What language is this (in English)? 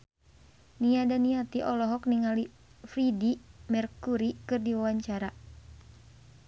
Sundanese